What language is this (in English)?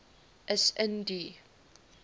Afrikaans